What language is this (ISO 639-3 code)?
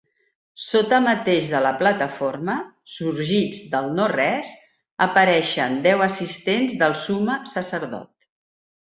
cat